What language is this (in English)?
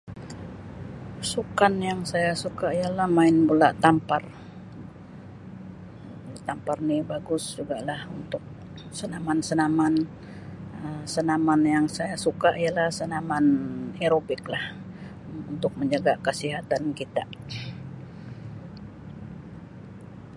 Sabah Malay